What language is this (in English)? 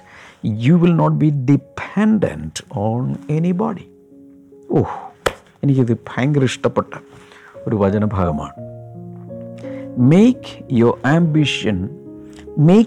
Malayalam